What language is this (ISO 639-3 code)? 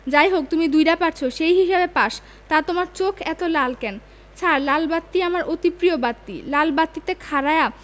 ben